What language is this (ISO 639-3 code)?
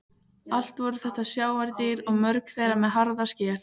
isl